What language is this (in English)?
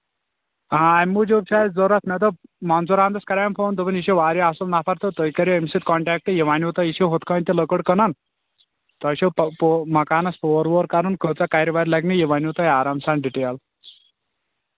Kashmiri